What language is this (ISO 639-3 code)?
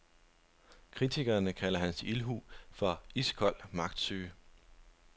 dan